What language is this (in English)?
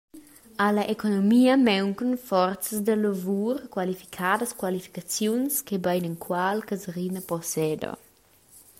Romansh